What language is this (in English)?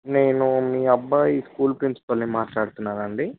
Telugu